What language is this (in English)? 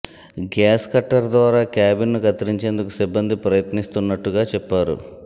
Telugu